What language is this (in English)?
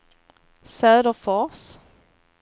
Swedish